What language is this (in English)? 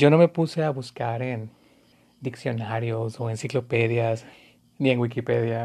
Spanish